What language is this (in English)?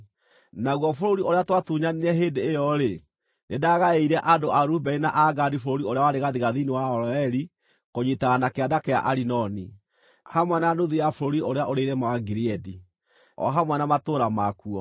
Kikuyu